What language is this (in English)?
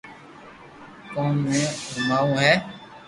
Loarki